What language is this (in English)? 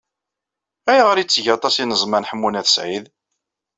Kabyle